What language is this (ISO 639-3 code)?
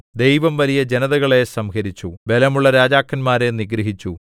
mal